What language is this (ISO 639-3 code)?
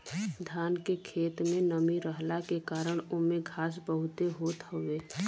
bho